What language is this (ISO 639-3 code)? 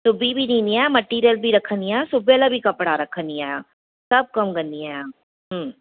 snd